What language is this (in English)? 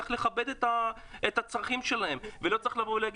Hebrew